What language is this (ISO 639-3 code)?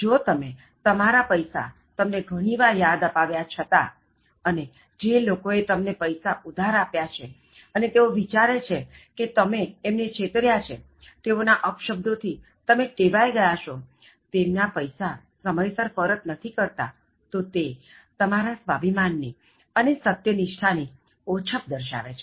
guj